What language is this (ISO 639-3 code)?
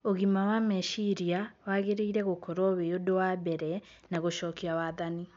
kik